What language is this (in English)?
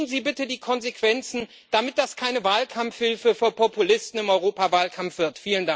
German